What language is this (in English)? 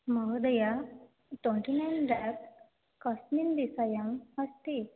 Sanskrit